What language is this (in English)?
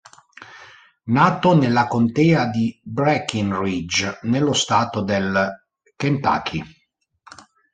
Italian